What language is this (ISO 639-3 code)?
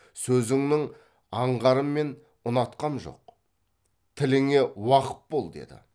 kaz